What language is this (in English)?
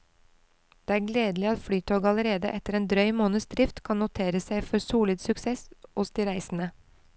Norwegian